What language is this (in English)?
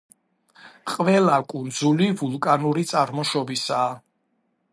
Georgian